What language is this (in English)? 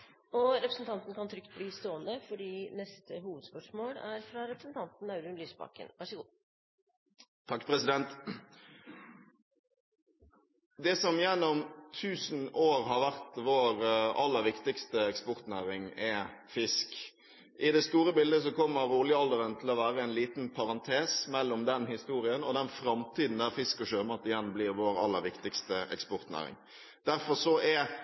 Norwegian